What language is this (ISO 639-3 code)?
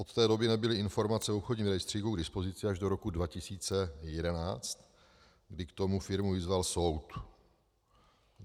ces